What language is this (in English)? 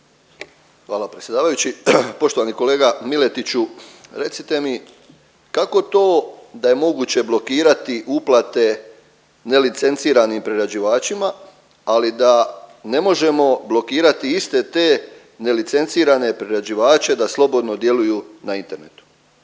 Croatian